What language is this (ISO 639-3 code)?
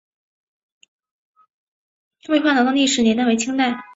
zho